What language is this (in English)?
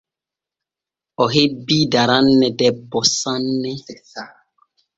Borgu Fulfulde